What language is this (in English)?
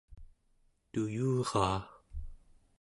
Central Yupik